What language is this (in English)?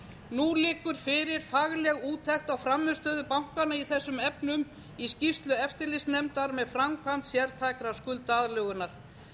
Icelandic